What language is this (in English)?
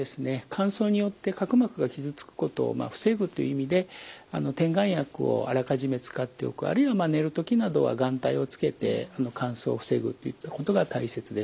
Japanese